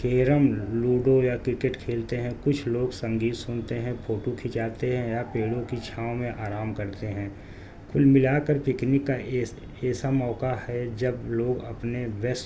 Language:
Urdu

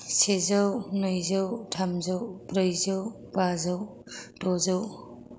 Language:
Bodo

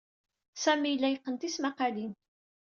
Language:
Kabyle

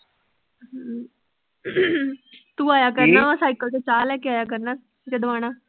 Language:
Punjabi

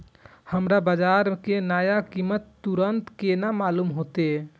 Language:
Maithili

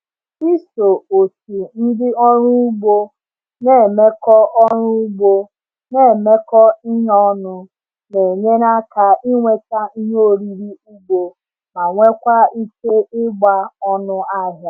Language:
Igbo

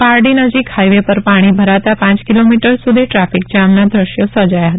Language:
Gujarati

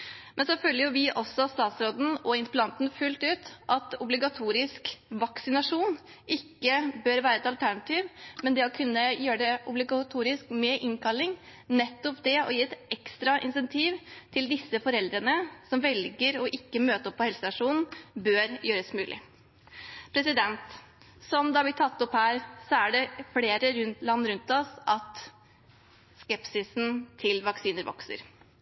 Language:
Norwegian Bokmål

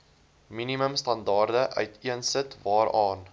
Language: Afrikaans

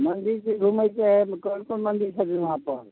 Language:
Maithili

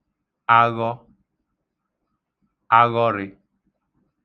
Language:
Igbo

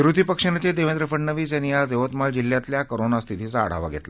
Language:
Marathi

